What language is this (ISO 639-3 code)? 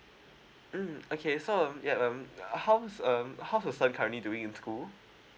eng